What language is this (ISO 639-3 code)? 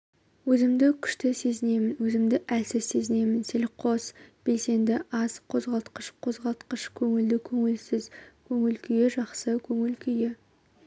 kaz